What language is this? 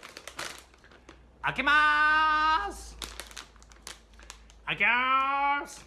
Japanese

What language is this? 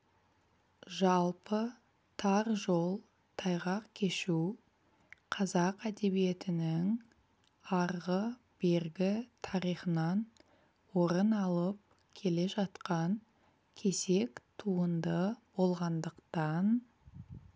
Kazakh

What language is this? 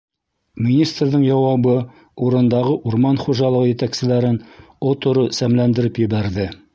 Bashkir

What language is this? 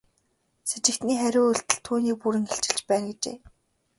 Mongolian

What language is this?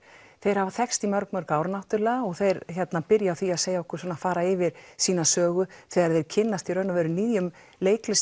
Icelandic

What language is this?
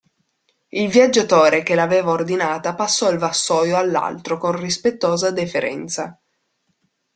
Italian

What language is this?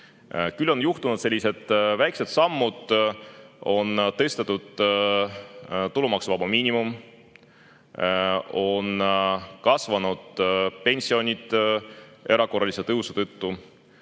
Estonian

